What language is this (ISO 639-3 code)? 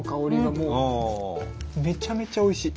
jpn